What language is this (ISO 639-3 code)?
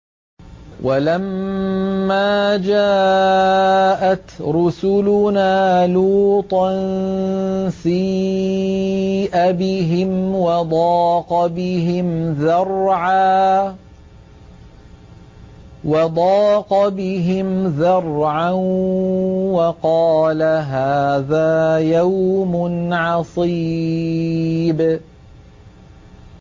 ara